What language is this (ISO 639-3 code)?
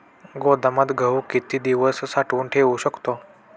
mar